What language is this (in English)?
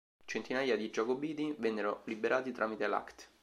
Italian